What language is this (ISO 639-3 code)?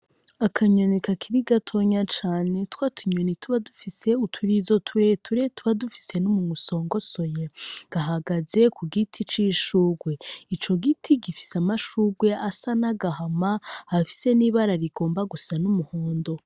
run